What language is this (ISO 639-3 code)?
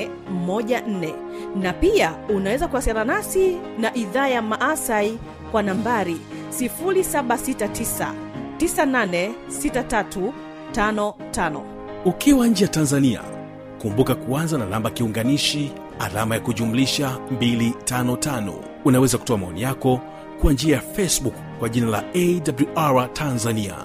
swa